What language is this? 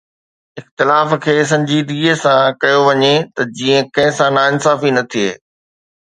Sindhi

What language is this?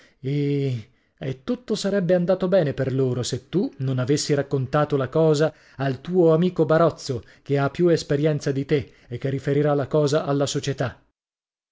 Italian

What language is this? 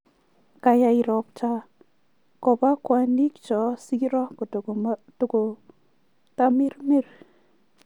Kalenjin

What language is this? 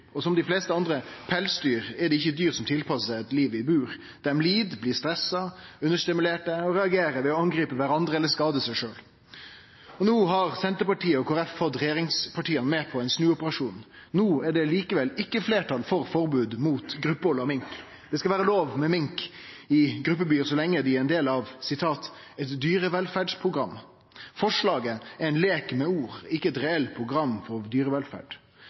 Norwegian Nynorsk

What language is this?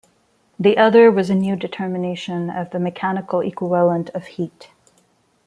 English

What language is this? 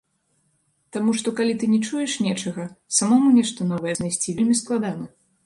Belarusian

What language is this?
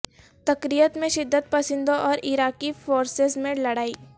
Urdu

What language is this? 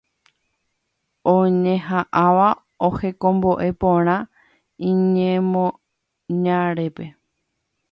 Guarani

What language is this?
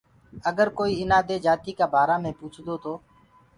Gurgula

